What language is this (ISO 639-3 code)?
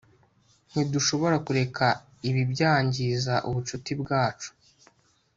kin